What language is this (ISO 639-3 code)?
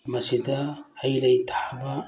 mni